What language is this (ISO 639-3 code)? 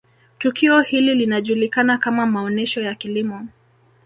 swa